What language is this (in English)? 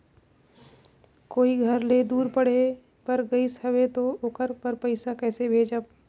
Chhattisgarhi